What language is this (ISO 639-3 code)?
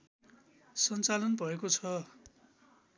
nep